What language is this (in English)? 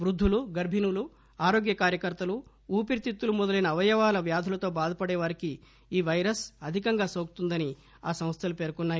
Telugu